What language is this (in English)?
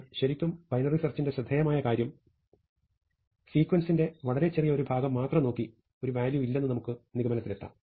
Malayalam